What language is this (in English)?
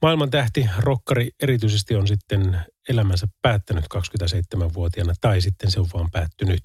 Finnish